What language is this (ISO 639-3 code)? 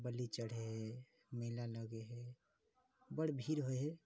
mai